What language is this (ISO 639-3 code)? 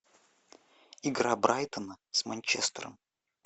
rus